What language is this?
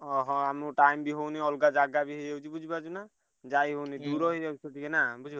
Odia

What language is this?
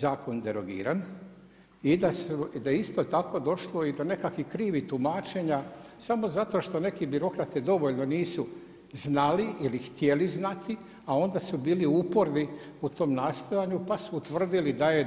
Croatian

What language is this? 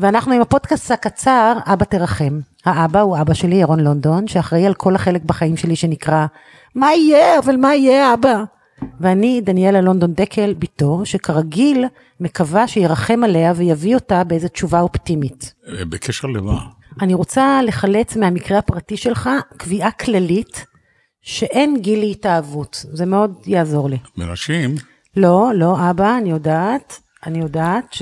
Hebrew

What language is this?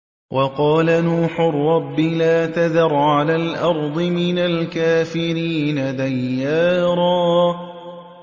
Arabic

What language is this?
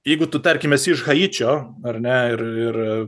Lithuanian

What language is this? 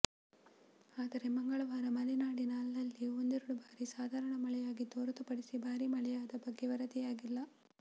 Kannada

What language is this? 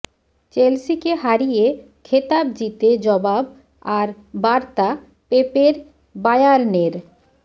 Bangla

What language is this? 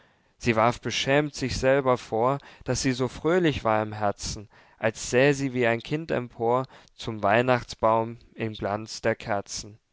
German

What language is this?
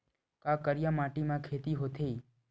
Chhattisgarhi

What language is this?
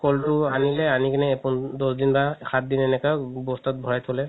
Assamese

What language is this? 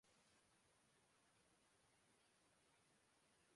Urdu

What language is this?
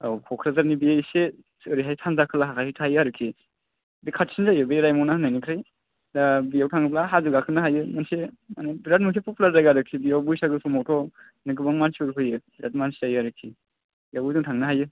Bodo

